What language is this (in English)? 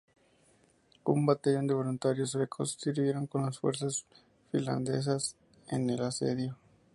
Spanish